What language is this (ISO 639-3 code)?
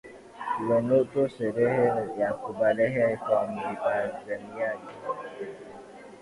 swa